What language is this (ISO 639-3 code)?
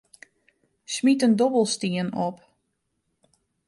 fry